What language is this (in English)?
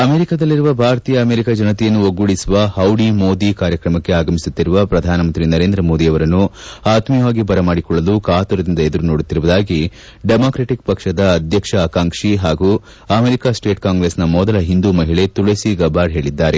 Kannada